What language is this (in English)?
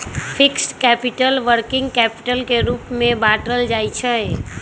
Magahi